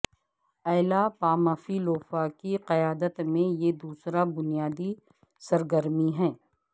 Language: Urdu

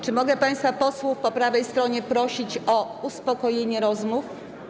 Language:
Polish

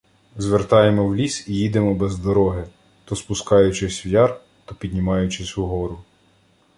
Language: Ukrainian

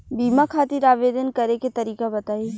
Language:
Bhojpuri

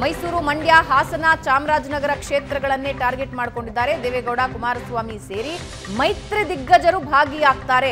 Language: Kannada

